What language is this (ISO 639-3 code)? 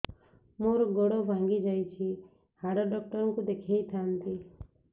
ori